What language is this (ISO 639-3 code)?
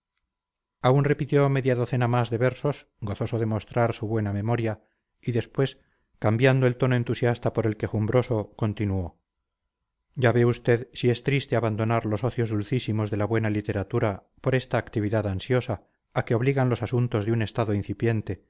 spa